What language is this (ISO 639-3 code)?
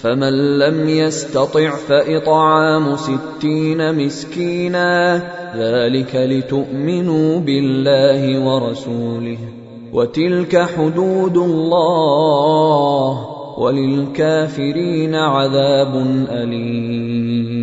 ara